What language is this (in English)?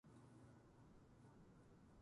Japanese